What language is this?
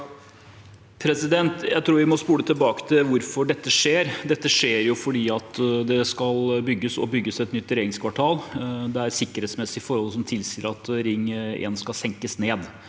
Norwegian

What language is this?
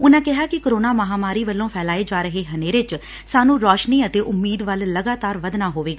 Punjabi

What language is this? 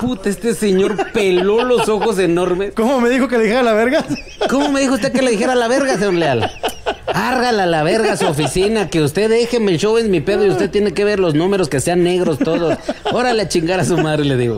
Spanish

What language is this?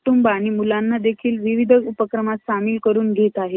Marathi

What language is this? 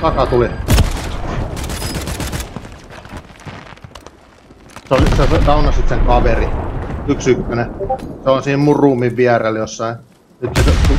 Finnish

